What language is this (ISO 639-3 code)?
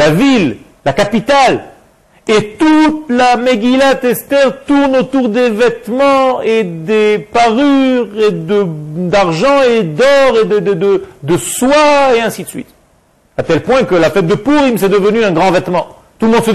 fra